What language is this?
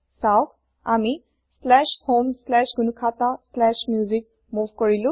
Assamese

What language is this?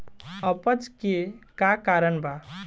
Bhojpuri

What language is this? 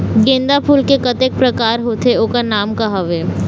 Chhattisgarhi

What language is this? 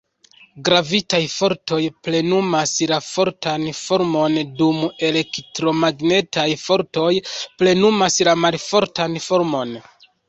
Esperanto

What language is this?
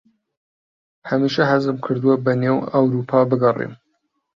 Central Kurdish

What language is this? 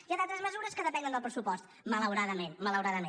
Catalan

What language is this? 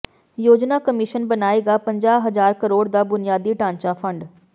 Punjabi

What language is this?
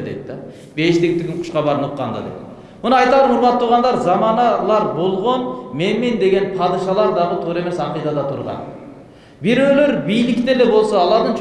Turkish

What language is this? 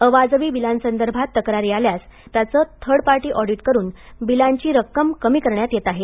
Marathi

